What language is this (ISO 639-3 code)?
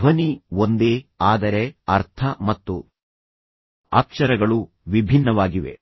kan